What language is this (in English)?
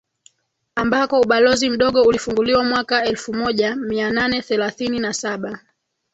Swahili